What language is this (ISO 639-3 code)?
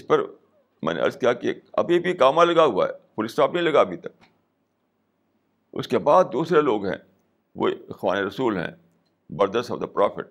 urd